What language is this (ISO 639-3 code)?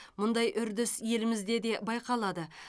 kaz